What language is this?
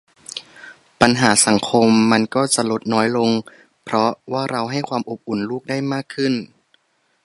Thai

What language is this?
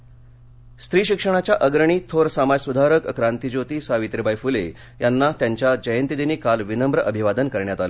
Marathi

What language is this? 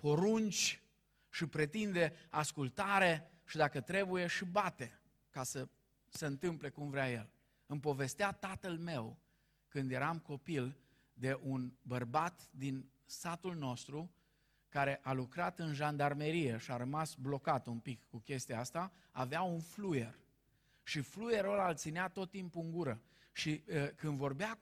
Romanian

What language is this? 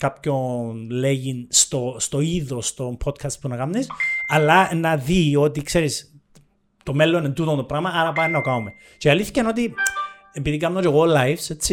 Greek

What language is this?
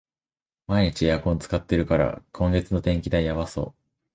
Japanese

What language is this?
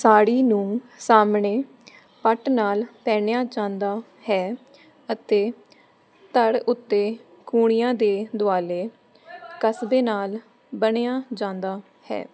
Punjabi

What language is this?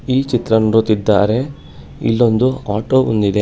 Kannada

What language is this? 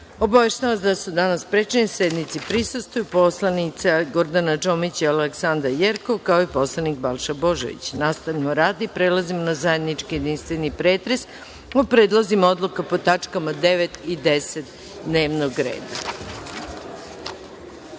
Serbian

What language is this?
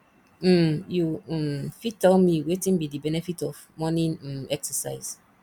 Nigerian Pidgin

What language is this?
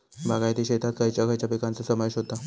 Marathi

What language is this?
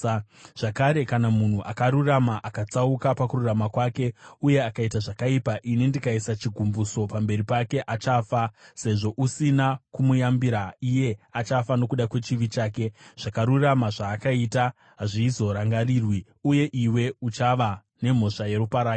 Shona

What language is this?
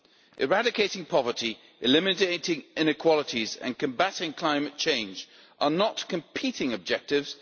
English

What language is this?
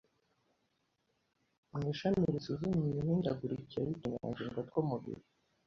Kinyarwanda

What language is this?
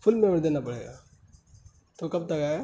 Urdu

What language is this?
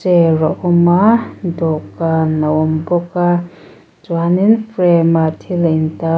Mizo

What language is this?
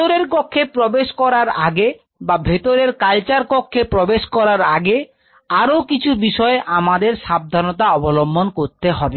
Bangla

